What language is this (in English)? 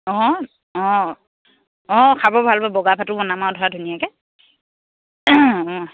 Assamese